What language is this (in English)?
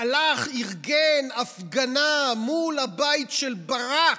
Hebrew